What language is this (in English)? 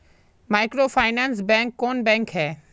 Magahi